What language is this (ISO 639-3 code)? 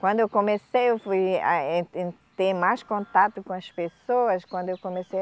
por